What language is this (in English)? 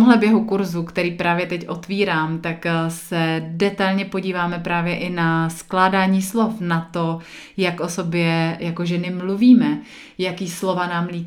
Czech